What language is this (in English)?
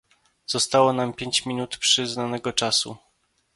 Polish